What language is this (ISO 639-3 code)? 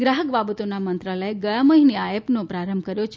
guj